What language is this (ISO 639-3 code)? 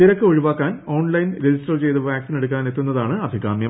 mal